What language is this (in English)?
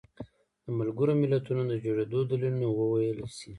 Pashto